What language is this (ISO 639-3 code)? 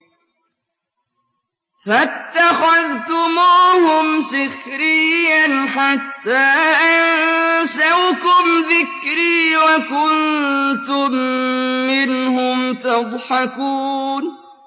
ara